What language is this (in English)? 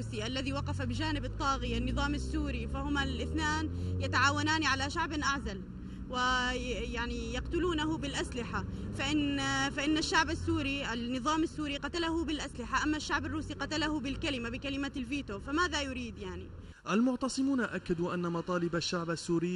Arabic